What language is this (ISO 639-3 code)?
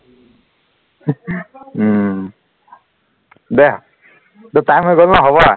asm